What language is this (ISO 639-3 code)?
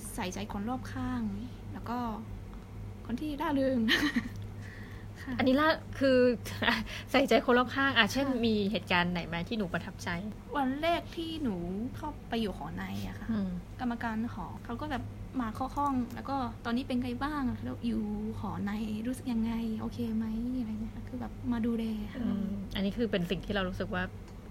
tha